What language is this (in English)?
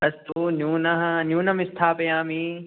Sanskrit